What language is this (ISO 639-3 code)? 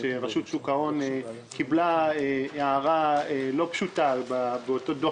heb